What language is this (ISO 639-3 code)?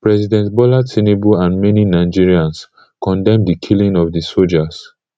pcm